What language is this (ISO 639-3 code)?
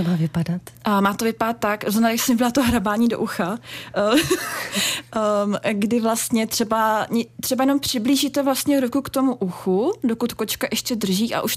ces